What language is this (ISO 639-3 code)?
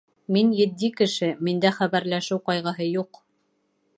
bak